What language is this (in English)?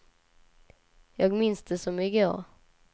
Swedish